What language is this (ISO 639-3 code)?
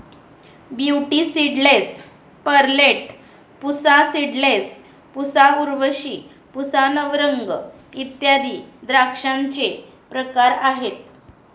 mar